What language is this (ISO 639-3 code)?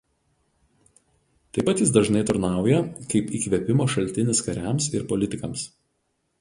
lit